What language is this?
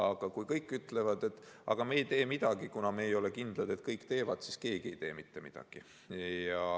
Estonian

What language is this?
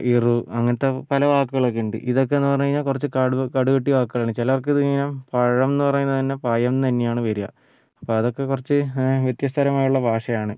Malayalam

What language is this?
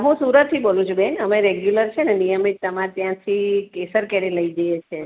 Gujarati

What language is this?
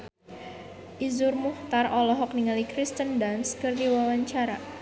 Sundanese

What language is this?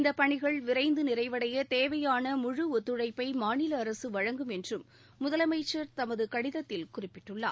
Tamil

